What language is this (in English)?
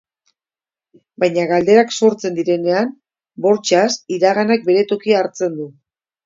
Basque